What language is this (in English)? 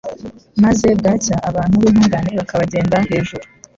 Kinyarwanda